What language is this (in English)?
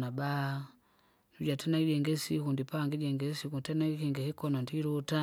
Kinga